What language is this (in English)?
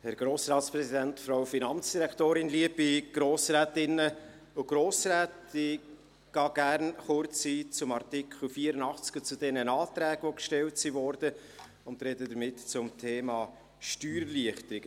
Swiss German